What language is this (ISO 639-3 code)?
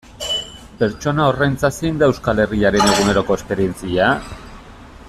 eus